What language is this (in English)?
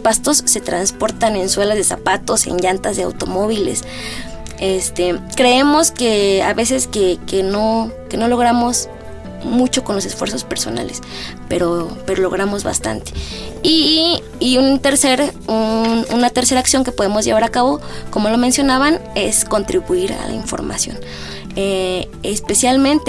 Spanish